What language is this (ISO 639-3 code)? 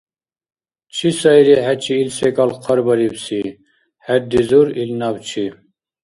dar